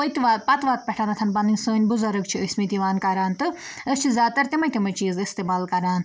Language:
Kashmiri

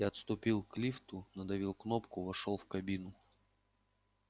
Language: Russian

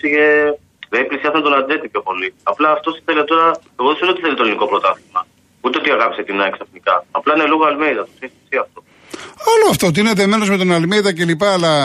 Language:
Greek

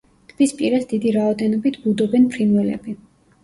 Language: Georgian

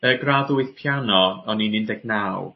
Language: Welsh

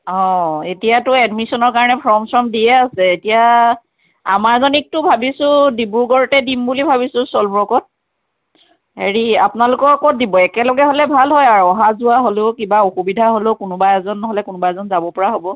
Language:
Assamese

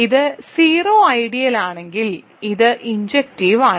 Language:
Malayalam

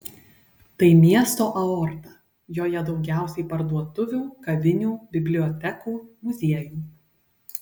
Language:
Lithuanian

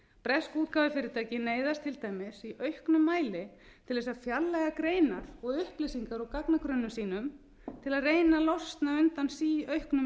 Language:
Icelandic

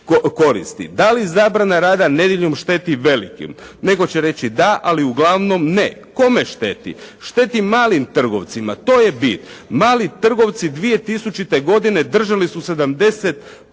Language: Croatian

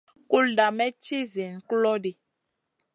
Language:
Masana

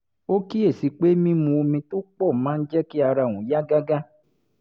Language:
Yoruba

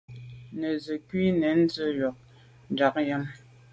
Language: Medumba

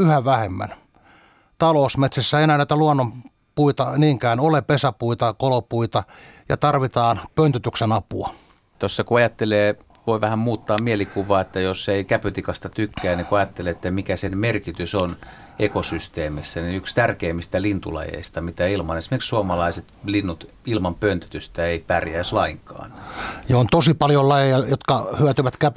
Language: Finnish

